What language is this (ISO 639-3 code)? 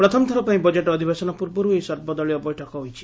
ori